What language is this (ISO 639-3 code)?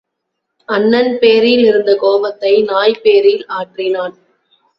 tam